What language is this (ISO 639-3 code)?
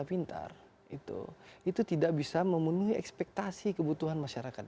ind